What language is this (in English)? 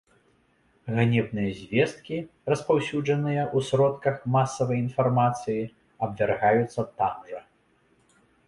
Belarusian